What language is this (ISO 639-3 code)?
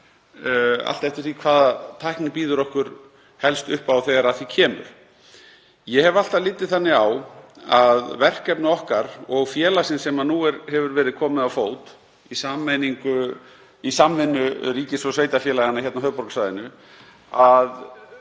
isl